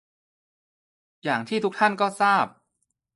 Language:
Thai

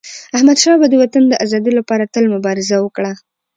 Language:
Pashto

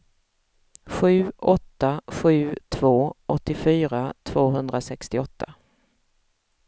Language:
Swedish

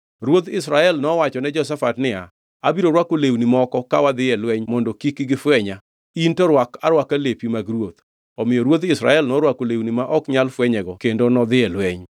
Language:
Luo (Kenya and Tanzania)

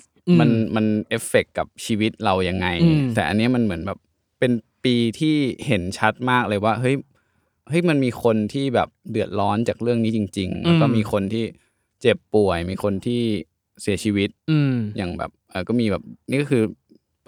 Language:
Thai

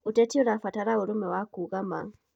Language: Kikuyu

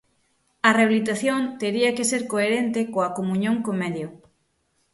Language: Galician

